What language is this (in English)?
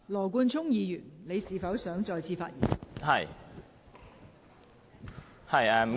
Cantonese